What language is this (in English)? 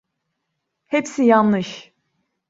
Turkish